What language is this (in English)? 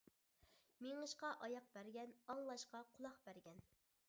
Uyghur